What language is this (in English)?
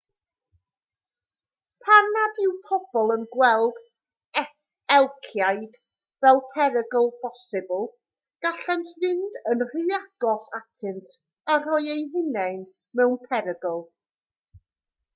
Welsh